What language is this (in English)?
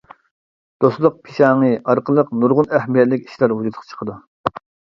Uyghur